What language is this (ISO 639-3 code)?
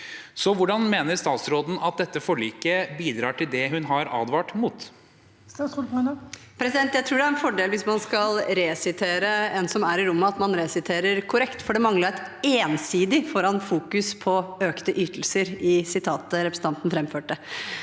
nor